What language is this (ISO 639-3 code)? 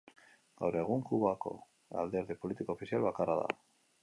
eus